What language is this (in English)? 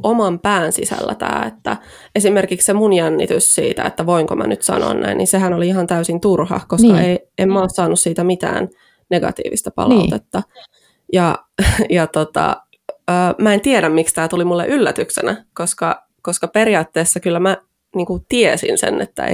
Finnish